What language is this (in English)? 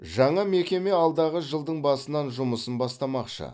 Kazakh